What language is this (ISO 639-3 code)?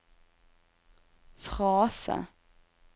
nor